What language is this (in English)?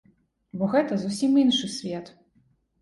Belarusian